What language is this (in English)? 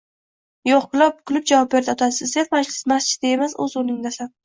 Uzbek